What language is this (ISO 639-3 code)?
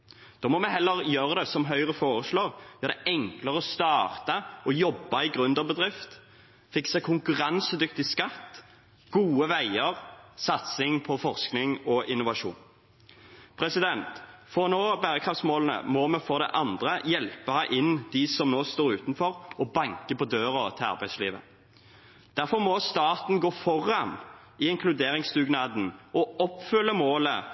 nob